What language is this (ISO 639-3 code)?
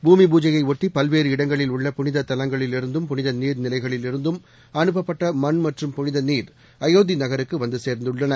tam